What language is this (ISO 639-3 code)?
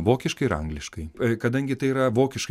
lit